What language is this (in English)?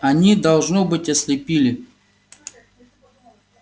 Russian